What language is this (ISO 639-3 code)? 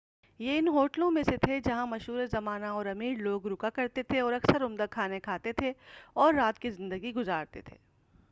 urd